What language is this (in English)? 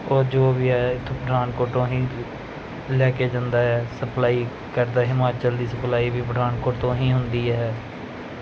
Punjabi